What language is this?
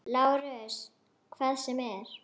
Icelandic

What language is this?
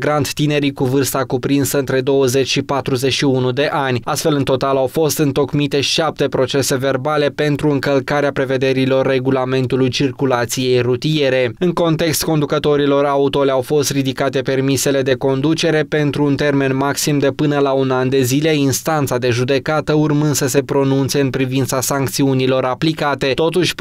Romanian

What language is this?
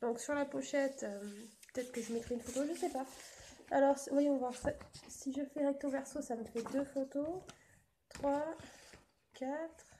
French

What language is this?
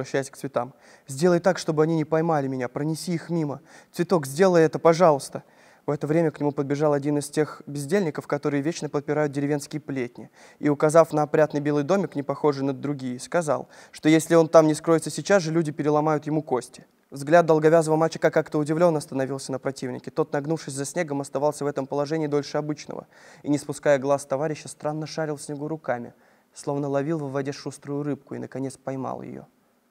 Russian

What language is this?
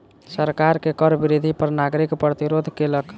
Maithili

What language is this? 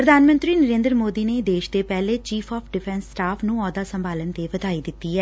Punjabi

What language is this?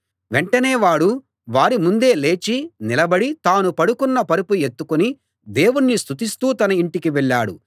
Telugu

